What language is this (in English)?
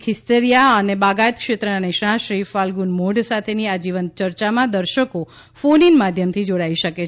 Gujarati